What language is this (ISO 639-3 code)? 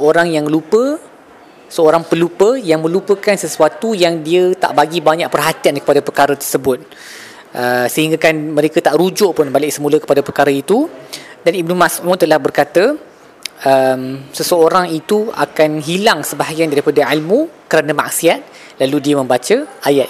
msa